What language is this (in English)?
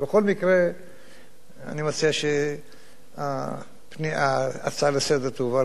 Hebrew